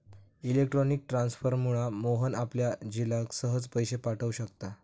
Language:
Marathi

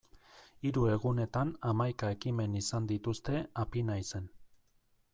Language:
Basque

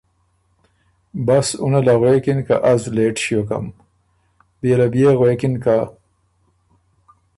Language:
Ormuri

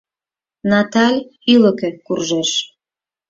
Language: Mari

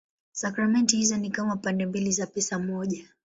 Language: Swahili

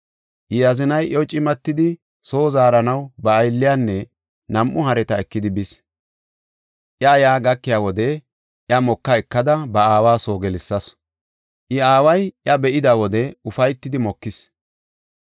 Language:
Gofa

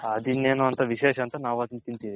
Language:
Kannada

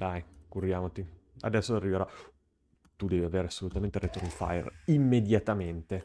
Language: Italian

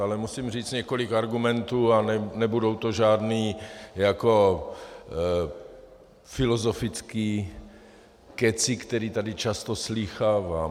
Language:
Czech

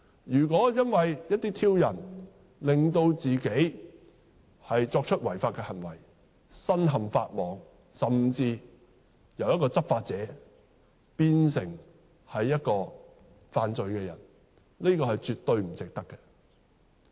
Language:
Cantonese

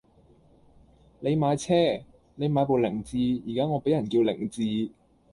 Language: Cantonese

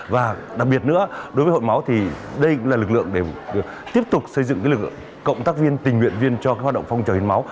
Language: Vietnamese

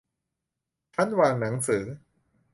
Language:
Thai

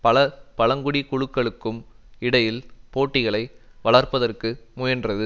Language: Tamil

